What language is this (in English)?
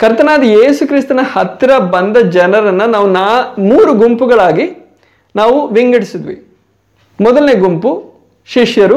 Kannada